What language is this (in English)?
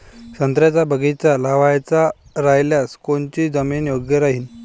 Marathi